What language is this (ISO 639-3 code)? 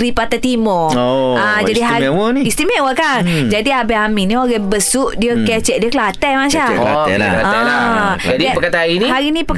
msa